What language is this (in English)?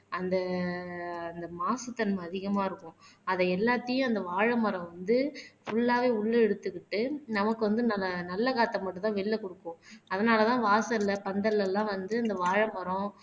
Tamil